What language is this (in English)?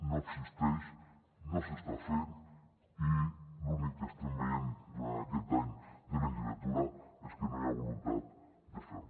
Catalan